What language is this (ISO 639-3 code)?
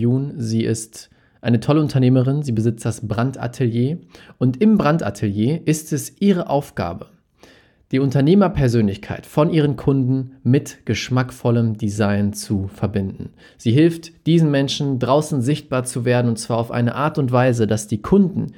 deu